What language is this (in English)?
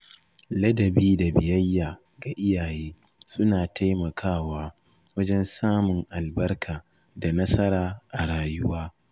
Hausa